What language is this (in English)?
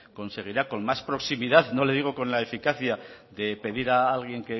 Spanish